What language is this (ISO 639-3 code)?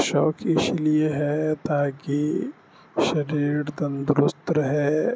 urd